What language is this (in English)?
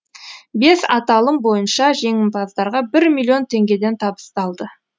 Kazakh